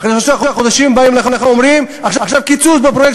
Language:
Hebrew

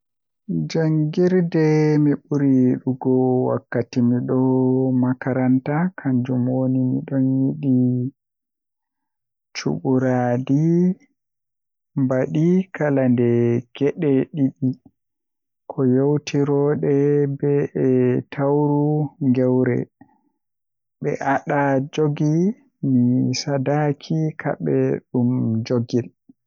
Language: Western Niger Fulfulde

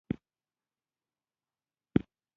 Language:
Pashto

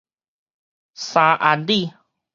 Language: Min Nan Chinese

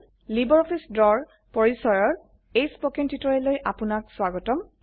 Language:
Assamese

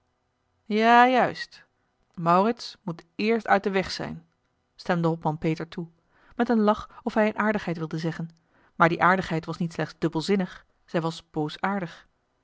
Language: Dutch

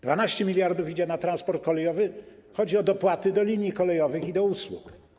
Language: Polish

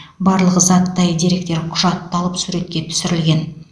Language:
Kazakh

